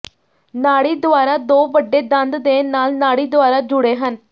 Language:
Punjabi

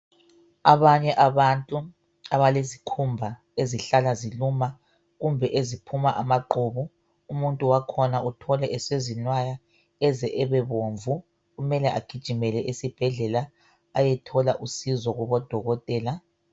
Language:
North Ndebele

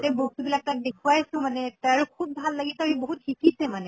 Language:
Assamese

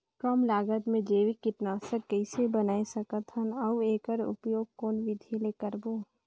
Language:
Chhattisgarhi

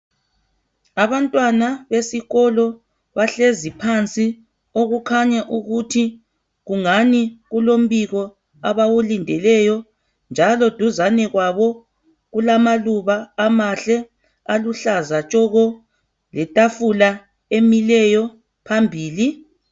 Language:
North Ndebele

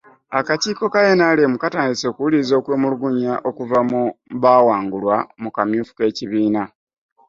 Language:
Ganda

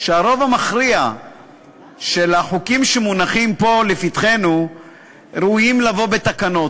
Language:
Hebrew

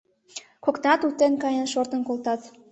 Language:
Mari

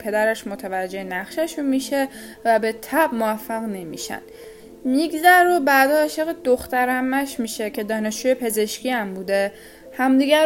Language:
Persian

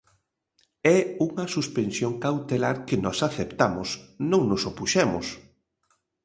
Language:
Galician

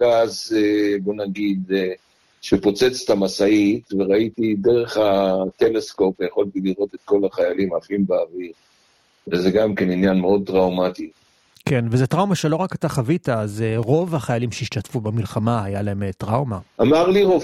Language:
Hebrew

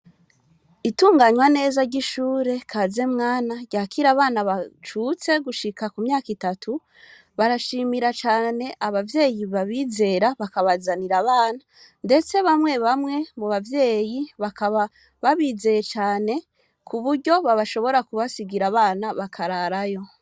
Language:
Rundi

